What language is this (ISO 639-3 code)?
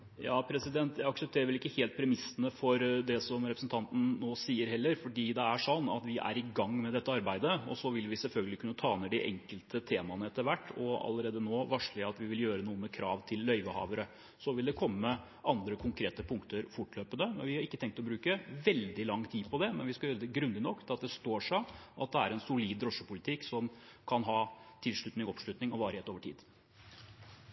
nob